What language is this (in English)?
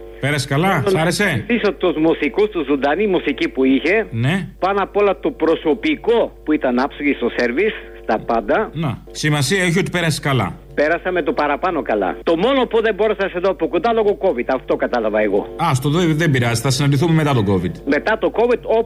Greek